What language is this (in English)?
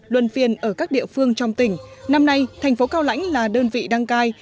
Vietnamese